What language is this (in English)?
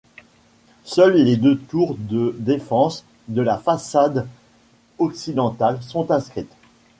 French